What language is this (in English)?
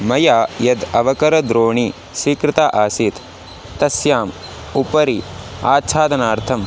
Sanskrit